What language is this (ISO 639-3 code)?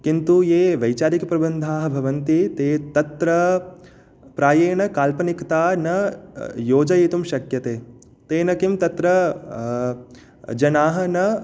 san